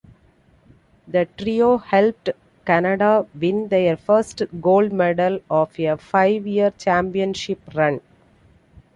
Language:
English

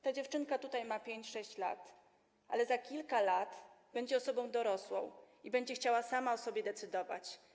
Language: Polish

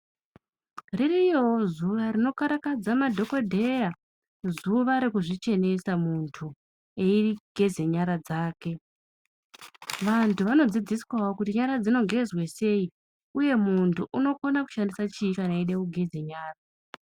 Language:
Ndau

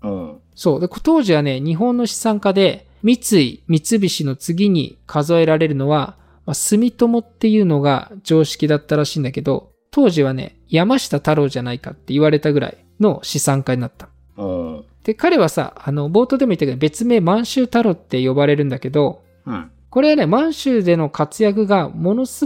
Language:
Japanese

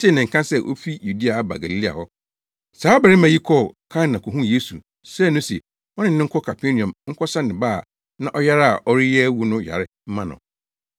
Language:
Akan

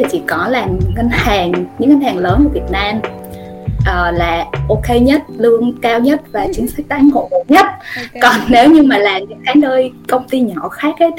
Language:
Vietnamese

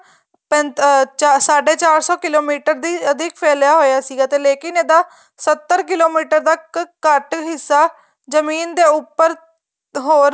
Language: Punjabi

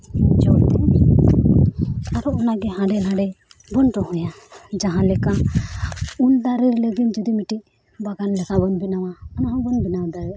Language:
Santali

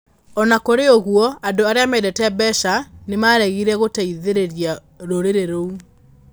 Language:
Kikuyu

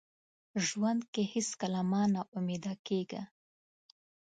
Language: Pashto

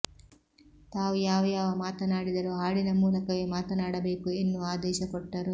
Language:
Kannada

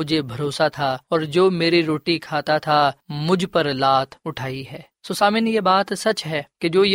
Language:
Urdu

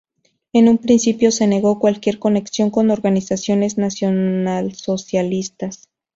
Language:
Spanish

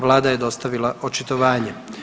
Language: Croatian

